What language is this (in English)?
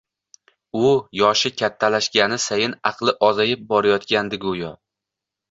Uzbek